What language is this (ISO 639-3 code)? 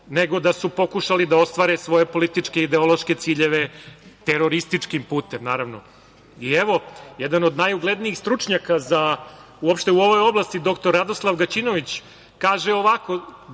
srp